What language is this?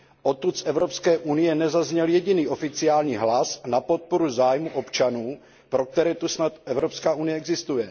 Czech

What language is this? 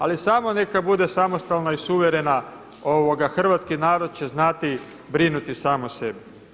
Croatian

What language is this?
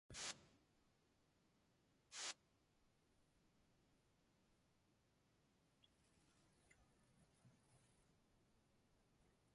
Inupiaq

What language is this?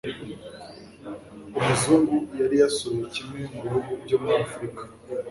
Kinyarwanda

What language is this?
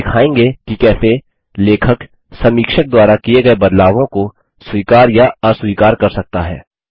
Hindi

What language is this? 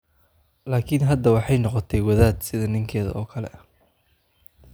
Somali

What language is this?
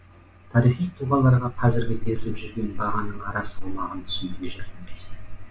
Kazakh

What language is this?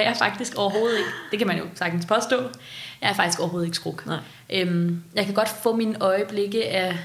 Danish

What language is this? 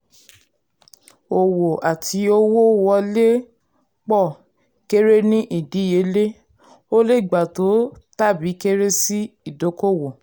Yoruba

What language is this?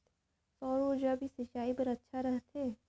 Chhattisgarhi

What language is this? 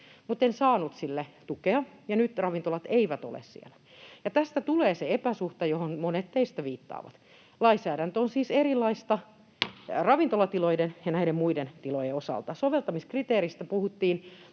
Finnish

